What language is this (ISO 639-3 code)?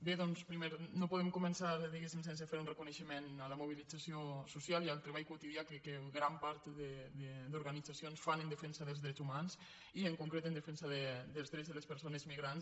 cat